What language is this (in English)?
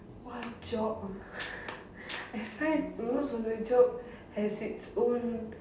English